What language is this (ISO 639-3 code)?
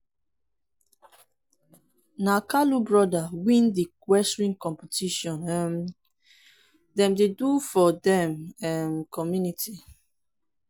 pcm